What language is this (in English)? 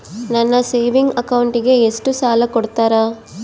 Kannada